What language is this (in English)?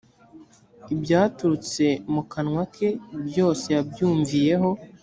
Kinyarwanda